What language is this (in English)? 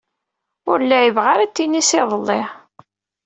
Kabyle